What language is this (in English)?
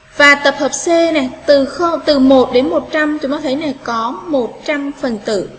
Vietnamese